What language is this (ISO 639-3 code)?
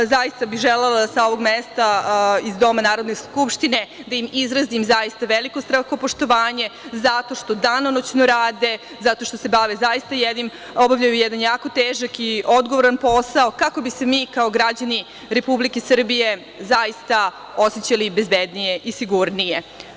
srp